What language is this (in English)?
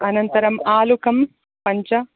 Sanskrit